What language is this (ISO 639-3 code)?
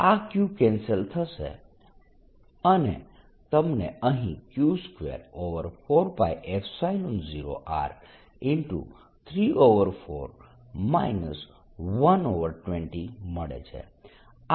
guj